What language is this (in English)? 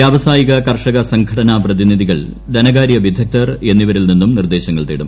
Malayalam